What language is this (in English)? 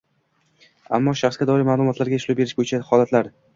Uzbek